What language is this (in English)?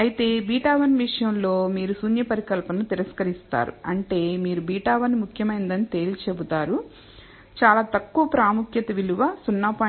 Telugu